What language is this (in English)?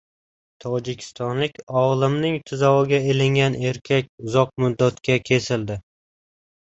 Uzbek